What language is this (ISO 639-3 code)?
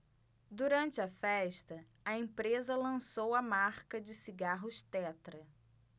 por